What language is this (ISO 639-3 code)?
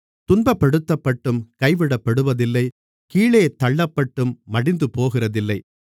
tam